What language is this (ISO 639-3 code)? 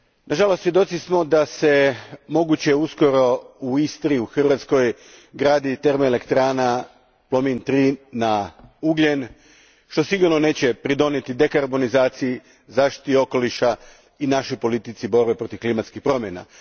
hrv